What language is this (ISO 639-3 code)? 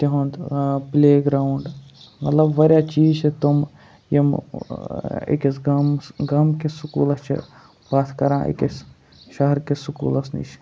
kas